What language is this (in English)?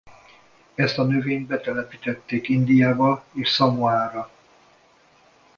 Hungarian